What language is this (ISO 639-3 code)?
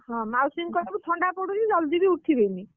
ori